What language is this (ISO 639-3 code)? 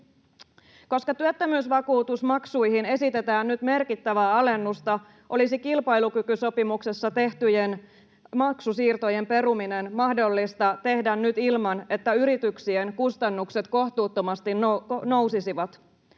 fin